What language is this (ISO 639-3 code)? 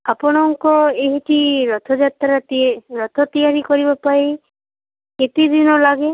ori